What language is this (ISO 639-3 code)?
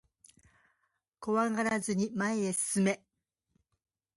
jpn